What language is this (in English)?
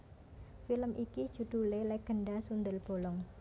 Javanese